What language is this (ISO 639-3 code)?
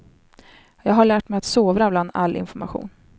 swe